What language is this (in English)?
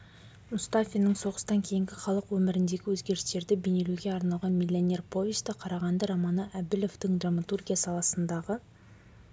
Kazakh